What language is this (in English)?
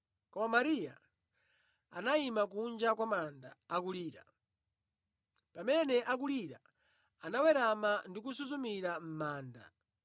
Nyanja